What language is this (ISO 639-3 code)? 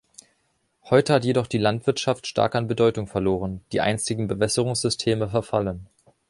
deu